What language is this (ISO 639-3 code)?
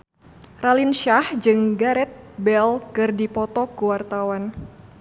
sun